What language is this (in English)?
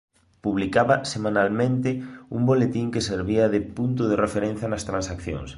Galician